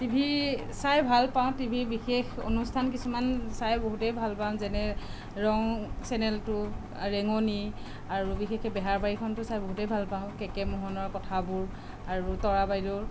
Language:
Assamese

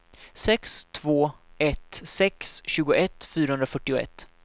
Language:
Swedish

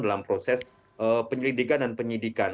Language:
Indonesian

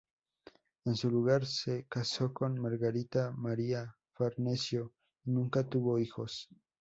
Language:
Spanish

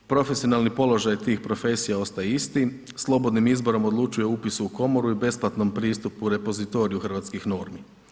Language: Croatian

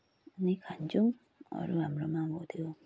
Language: Nepali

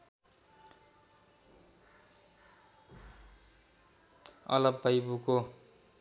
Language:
Nepali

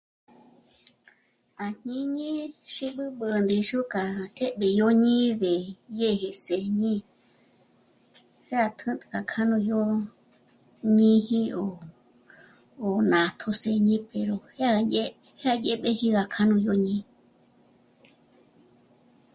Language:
Michoacán Mazahua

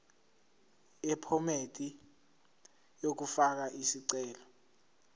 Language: Zulu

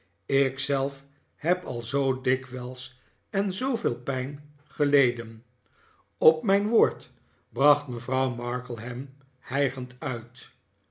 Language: Dutch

